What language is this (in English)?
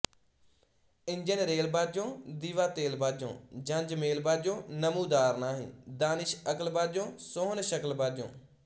Punjabi